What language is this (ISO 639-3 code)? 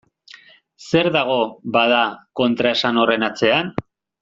eus